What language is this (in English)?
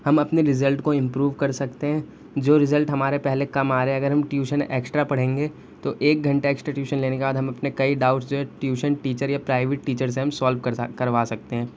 Urdu